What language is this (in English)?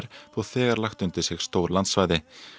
Icelandic